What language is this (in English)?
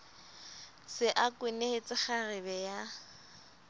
Southern Sotho